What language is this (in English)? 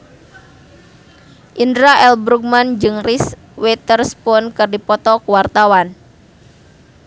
Sundanese